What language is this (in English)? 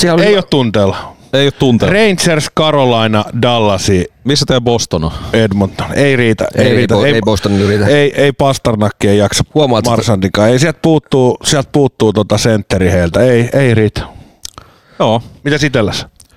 Finnish